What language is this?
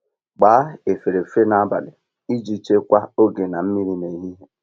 Igbo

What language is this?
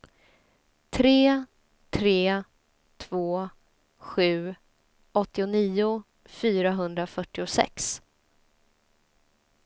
Swedish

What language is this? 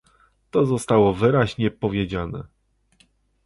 Polish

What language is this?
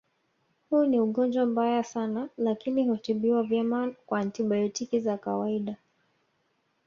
Swahili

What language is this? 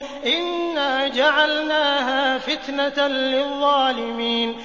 Arabic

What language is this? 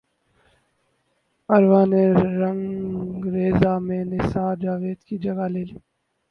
Urdu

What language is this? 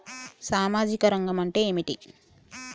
Telugu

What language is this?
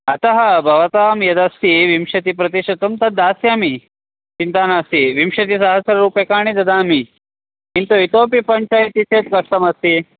Sanskrit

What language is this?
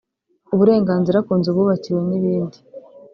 Kinyarwanda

